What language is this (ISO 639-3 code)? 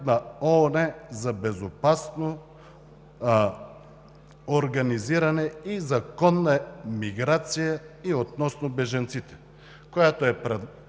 bul